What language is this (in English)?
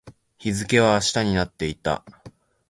Japanese